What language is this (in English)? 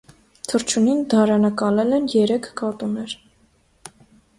Armenian